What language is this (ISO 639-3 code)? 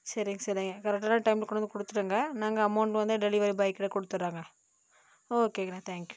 tam